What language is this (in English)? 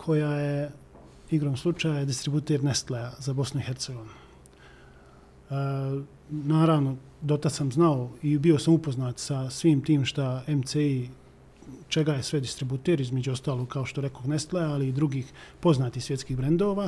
Croatian